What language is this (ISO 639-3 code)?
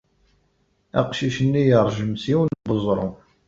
kab